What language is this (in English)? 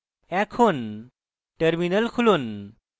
Bangla